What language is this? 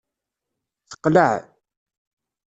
Kabyle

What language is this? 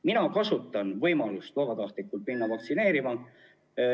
Estonian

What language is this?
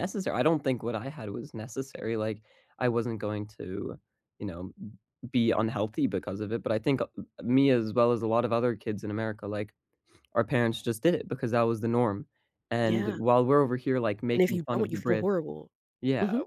English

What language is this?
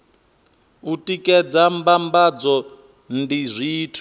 Venda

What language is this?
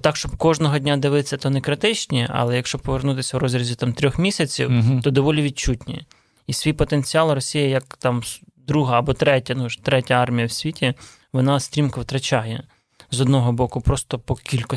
Ukrainian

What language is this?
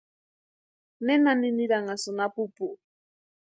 Western Highland Purepecha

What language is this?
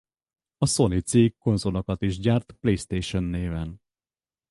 Hungarian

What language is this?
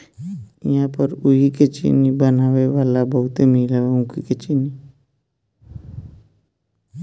Bhojpuri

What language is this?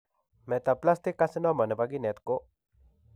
Kalenjin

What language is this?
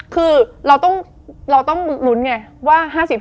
Thai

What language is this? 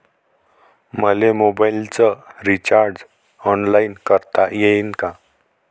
Marathi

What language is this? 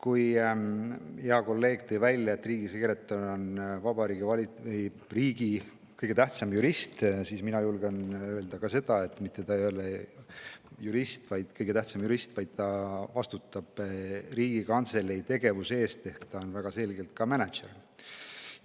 Estonian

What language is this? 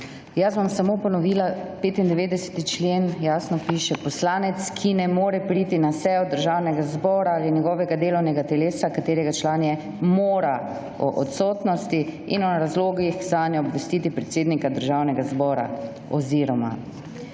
Slovenian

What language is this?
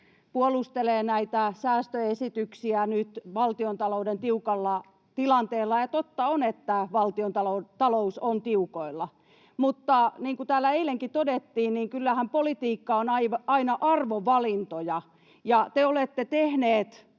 Finnish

